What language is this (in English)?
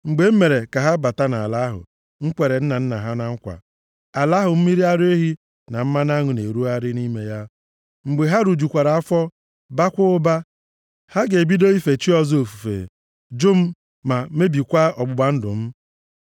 Igbo